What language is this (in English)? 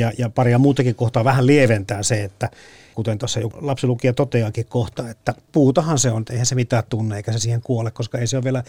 Finnish